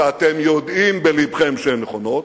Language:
Hebrew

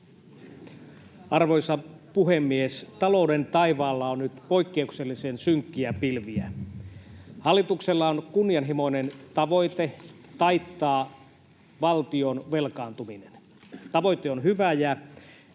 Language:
Finnish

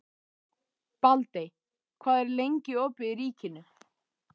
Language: Icelandic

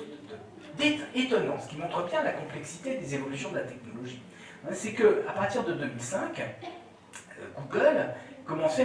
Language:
French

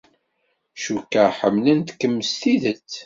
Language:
Kabyle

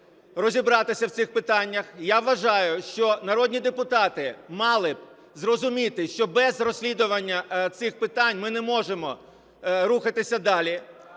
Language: Ukrainian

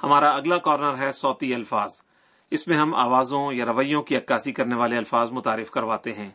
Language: Urdu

